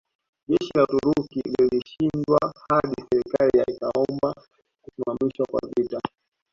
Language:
Swahili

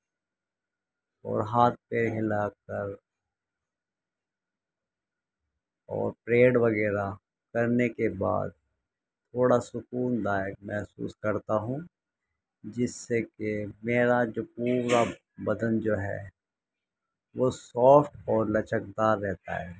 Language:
Urdu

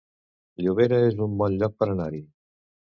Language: Catalan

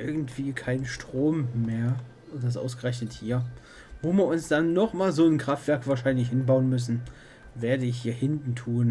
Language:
German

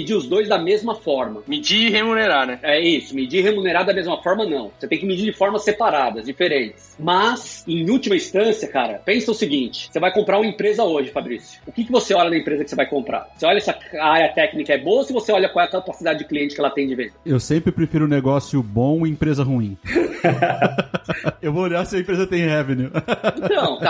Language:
Portuguese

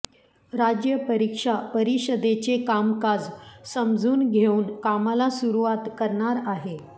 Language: Marathi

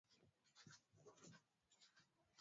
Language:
Swahili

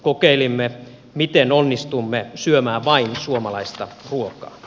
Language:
Finnish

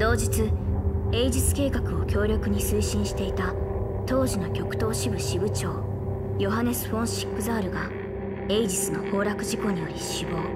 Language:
Japanese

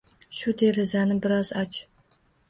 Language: Uzbek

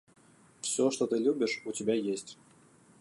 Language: Russian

